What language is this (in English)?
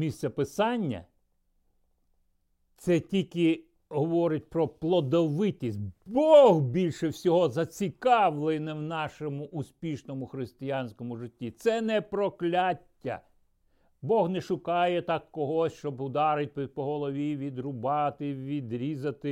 Ukrainian